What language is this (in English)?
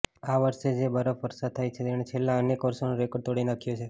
Gujarati